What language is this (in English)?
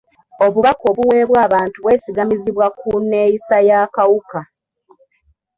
Ganda